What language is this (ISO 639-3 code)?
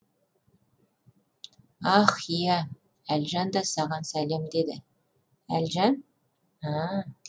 kaz